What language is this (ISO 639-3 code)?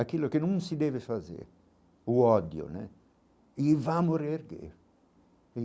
por